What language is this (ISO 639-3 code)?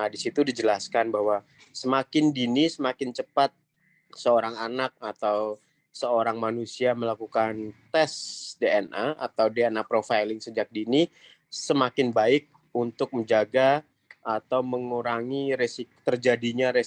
ind